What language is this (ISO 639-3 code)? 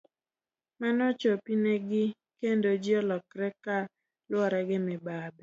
luo